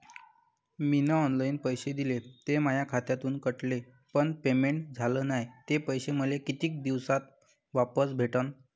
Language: Marathi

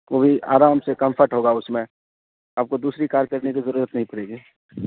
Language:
Urdu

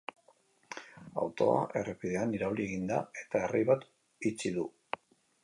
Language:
Basque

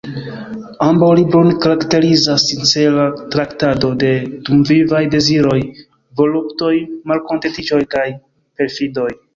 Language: Esperanto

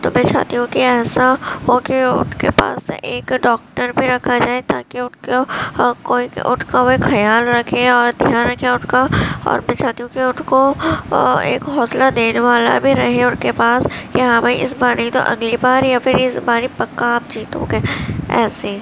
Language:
Urdu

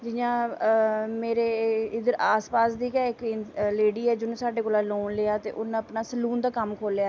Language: Dogri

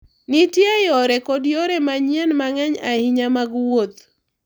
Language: Luo (Kenya and Tanzania)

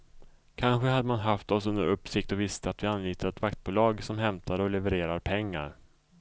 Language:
Swedish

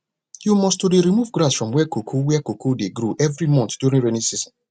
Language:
Nigerian Pidgin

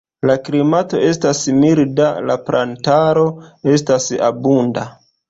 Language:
Esperanto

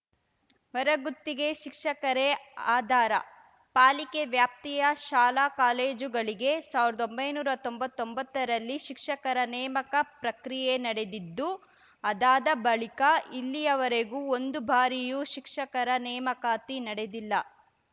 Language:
Kannada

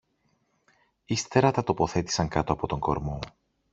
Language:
Greek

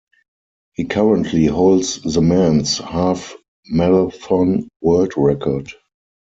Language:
English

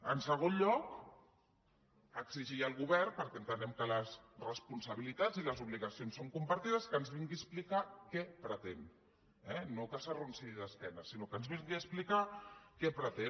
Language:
Catalan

